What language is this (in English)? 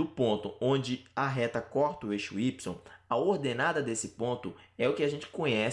Portuguese